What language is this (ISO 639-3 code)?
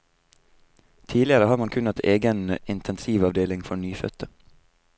nor